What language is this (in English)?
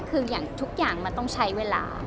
Thai